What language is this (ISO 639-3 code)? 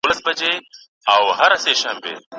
pus